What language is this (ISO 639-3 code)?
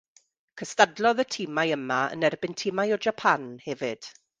cym